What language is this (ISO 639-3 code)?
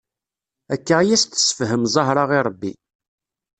kab